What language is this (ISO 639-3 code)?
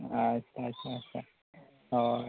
sat